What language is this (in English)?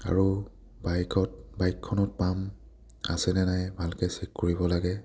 Assamese